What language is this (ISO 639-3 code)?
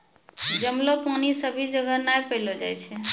mai